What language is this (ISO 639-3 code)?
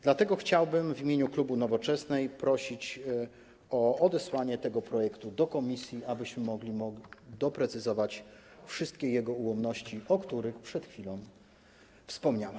pol